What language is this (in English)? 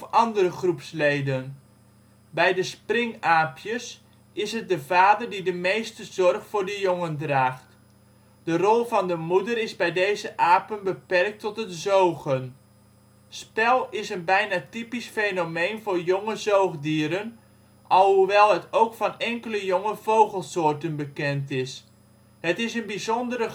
Dutch